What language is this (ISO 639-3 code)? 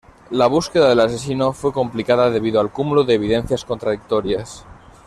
spa